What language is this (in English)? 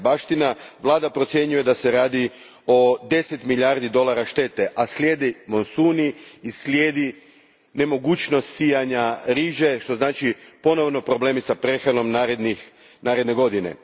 Croatian